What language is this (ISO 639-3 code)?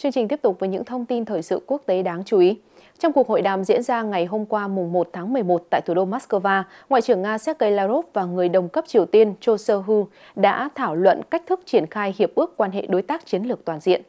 vie